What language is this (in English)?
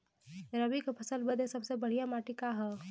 Bhojpuri